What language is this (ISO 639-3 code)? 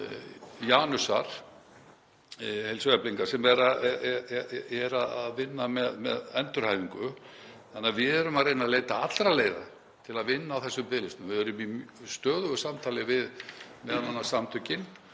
isl